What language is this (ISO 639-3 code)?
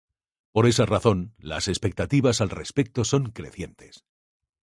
spa